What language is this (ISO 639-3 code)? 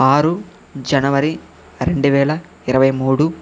tel